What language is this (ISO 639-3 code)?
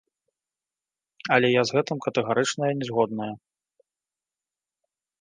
bel